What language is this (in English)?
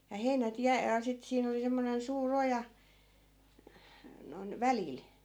Finnish